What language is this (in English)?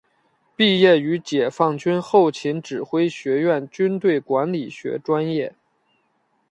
Chinese